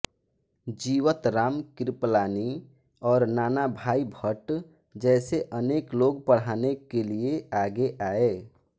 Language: Hindi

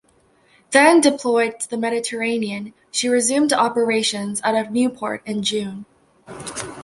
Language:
English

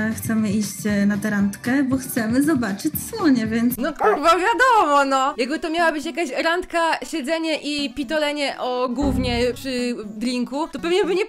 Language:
Polish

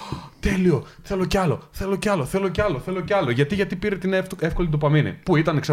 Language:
Greek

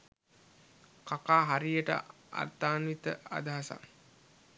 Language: Sinhala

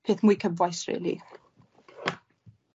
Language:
Welsh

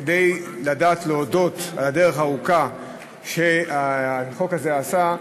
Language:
Hebrew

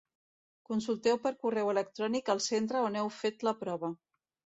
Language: Catalan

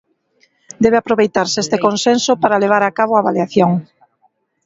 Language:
Galician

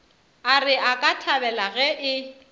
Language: Northern Sotho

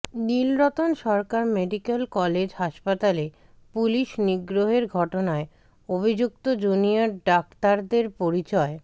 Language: Bangla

